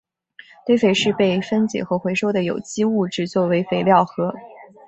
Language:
Chinese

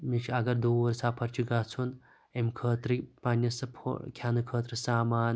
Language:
Kashmiri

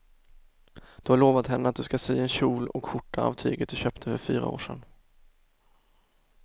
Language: Swedish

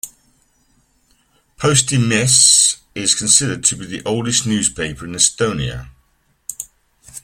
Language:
English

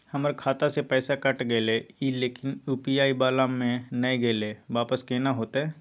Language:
Maithili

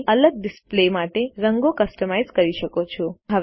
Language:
Gujarati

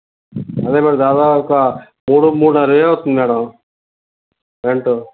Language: Telugu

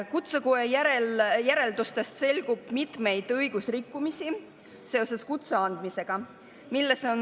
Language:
Estonian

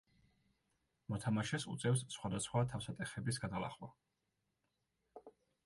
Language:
Georgian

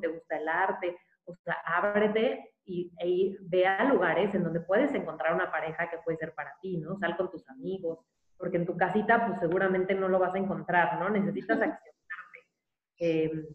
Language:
Spanish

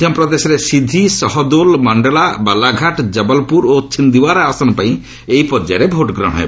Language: Odia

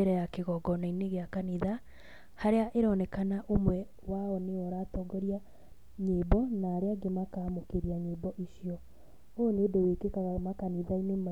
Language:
Kikuyu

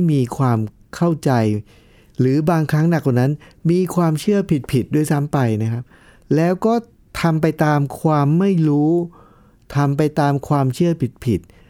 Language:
Thai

